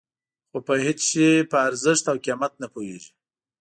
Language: Pashto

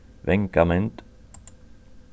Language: Faroese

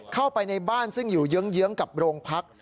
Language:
Thai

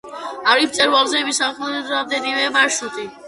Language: Georgian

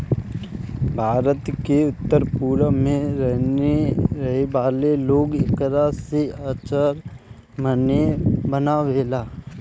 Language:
Bhojpuri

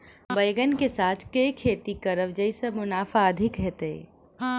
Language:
Maithili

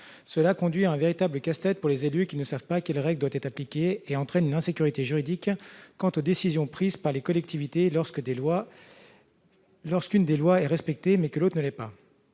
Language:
French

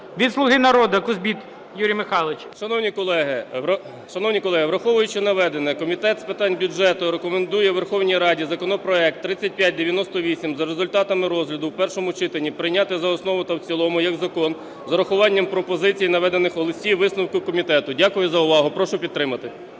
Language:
Ukrainian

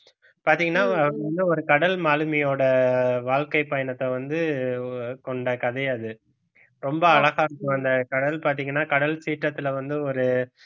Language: Tamil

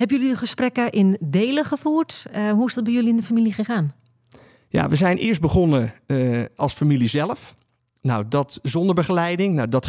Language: Dutch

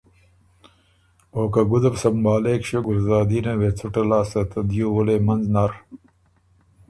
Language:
Ormuri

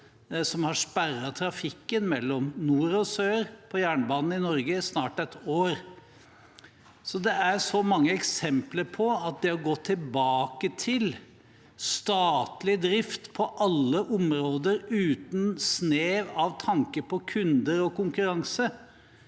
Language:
Norwegian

